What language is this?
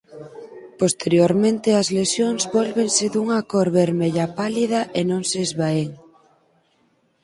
Galician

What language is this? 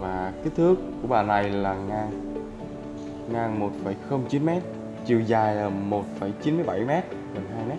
Vietnamese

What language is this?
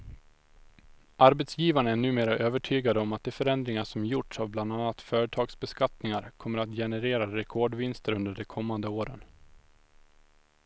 Swedish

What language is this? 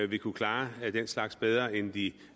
Danish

